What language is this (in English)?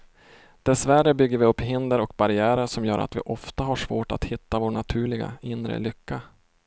Swedish